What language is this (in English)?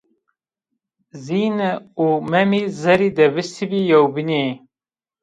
Zaza